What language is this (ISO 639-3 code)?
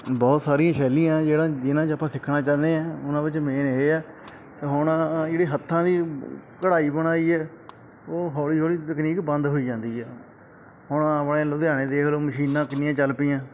pan